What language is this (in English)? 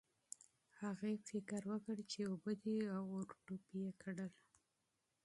Pashto